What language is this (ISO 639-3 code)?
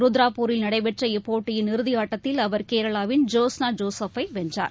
tam